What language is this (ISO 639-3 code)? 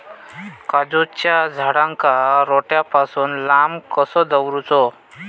mar